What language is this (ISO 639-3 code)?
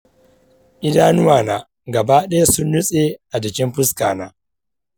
hau